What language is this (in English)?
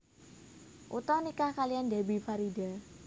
Javanese